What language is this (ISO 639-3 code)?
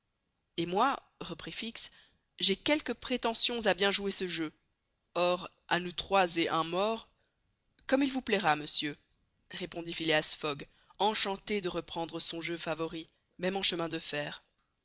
fra